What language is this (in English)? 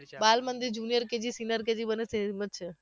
Gujarati